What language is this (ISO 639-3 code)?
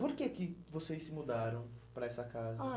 por